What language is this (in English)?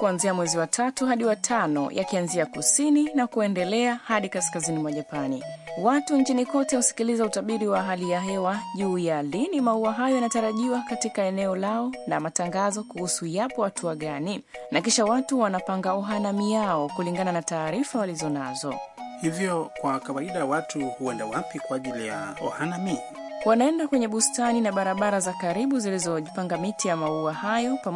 Swahili